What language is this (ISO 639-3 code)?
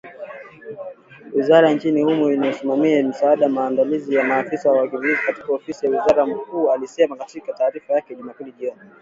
swa